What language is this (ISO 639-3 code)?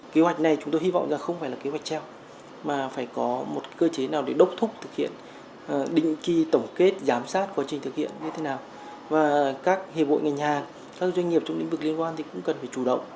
vie